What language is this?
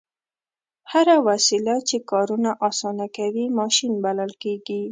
Pashto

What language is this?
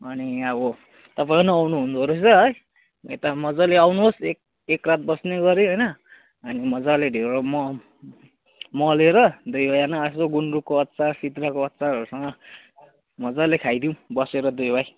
Nepali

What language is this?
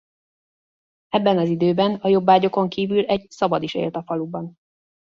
Hungarian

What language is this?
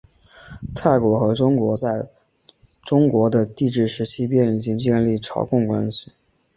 Chinese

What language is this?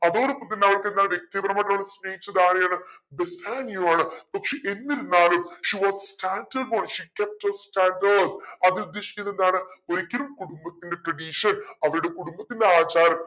Malayalam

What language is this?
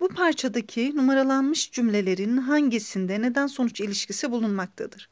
Turkish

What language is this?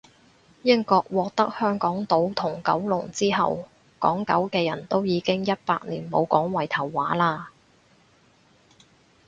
Cantonese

